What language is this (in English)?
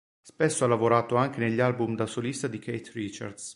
Italian